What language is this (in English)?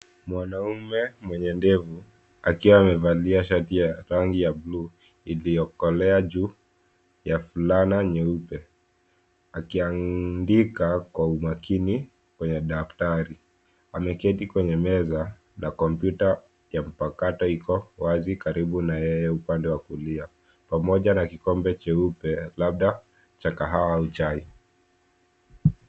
Swahili